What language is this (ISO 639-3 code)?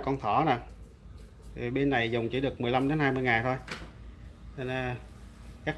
vie